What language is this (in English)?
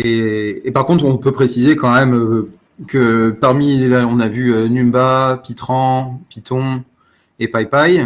French